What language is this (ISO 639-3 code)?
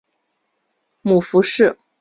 zho